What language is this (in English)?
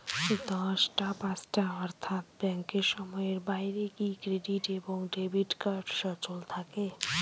Bangla